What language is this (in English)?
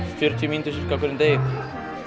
Icelandic